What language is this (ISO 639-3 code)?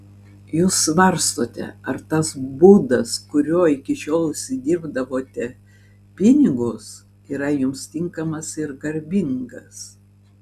lit